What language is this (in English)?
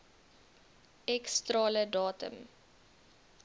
Afrikaans